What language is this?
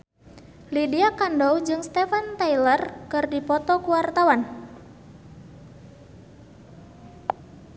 Sundanese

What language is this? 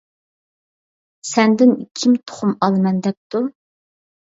Uyghur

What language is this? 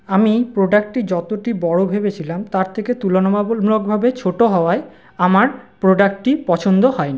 Bangla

